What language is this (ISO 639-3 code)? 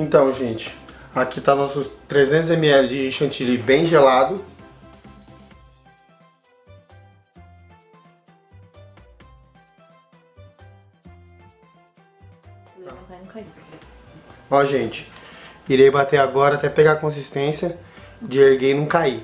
por